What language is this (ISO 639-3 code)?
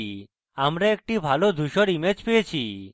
ben